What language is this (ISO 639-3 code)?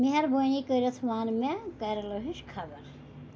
kas